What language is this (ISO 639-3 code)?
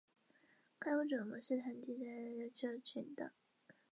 zho